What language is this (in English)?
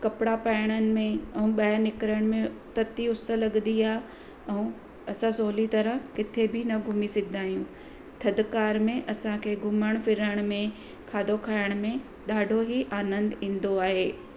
Sindhi